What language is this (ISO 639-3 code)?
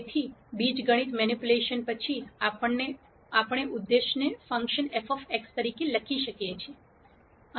guj